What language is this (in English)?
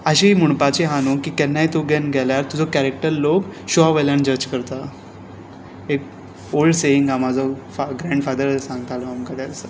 Konkani